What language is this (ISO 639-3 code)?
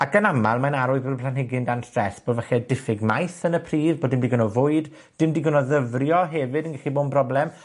cym